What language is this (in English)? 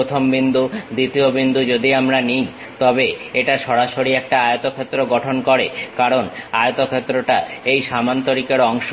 Bangla